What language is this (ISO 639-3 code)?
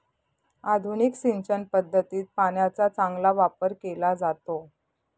mar